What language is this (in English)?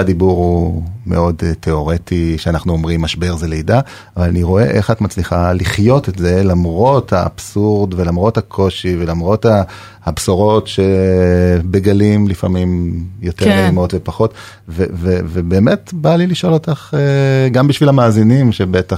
Hebrew